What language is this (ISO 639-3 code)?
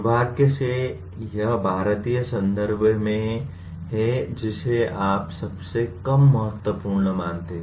hin